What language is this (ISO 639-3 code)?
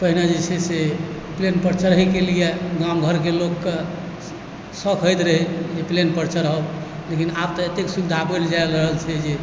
mai